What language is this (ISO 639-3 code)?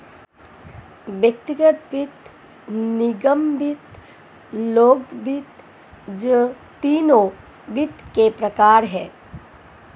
hin